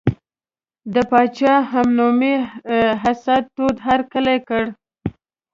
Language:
Pashto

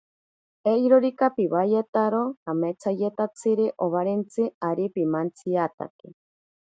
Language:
Ashéninka Perené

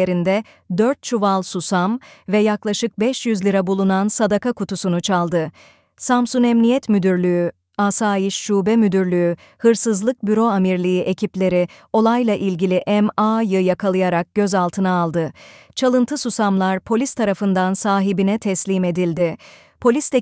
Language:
Turkish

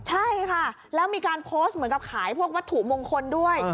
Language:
Thai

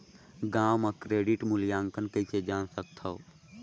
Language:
Chhattisgarhi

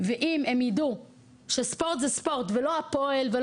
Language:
Hebrew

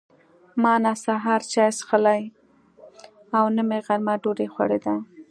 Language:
Pashto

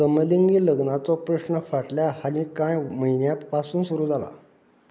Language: Konkani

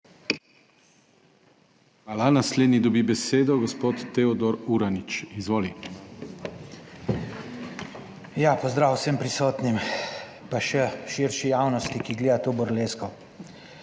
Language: Slovenian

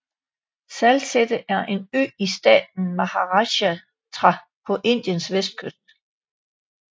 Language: Danish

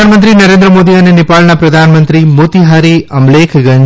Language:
Gujarati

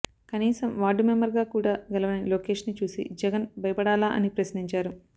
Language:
Telugu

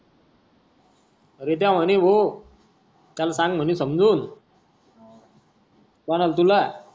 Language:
Marathi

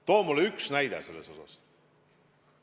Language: Estonian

